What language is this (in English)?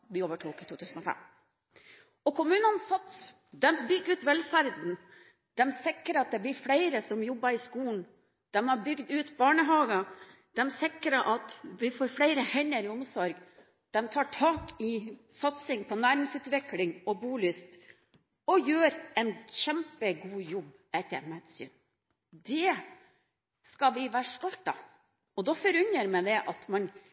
Norwegian Bokmål